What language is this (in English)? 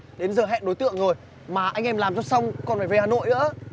Vietnamese